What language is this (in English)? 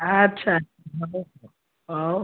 Odia